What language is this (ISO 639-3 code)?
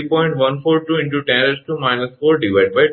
guj